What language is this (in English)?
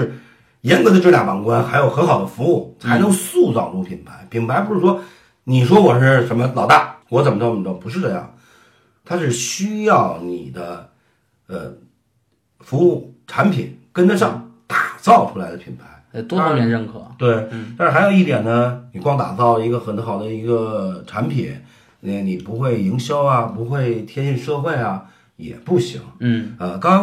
Chinese